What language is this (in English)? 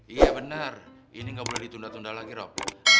Indonesian